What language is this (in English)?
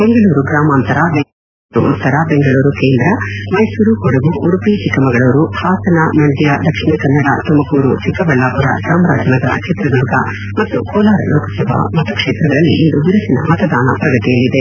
Kannada